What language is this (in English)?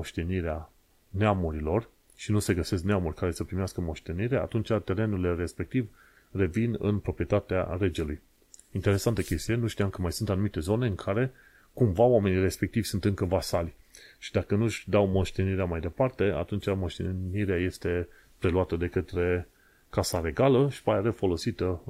Romanian